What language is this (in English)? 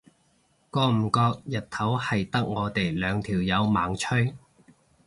Cantonese